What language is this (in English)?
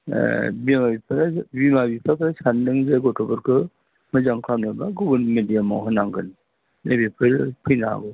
Bodo